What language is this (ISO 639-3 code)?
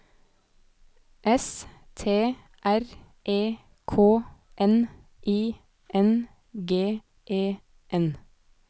nor